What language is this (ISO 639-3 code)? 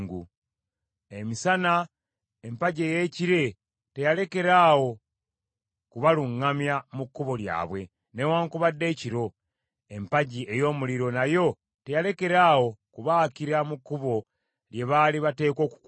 lug